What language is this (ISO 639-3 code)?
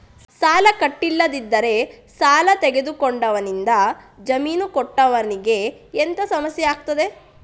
kan